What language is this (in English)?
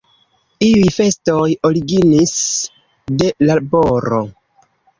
Esperanto